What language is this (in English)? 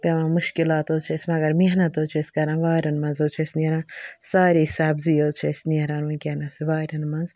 Kashmiri